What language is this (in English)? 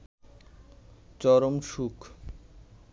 Bangla